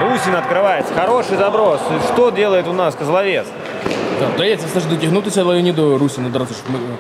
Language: Russian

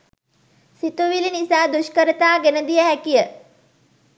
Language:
Sinhala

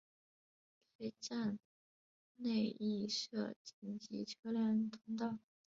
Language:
Chinese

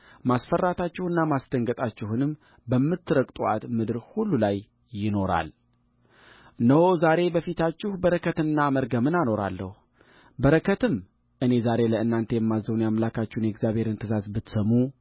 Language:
Amharic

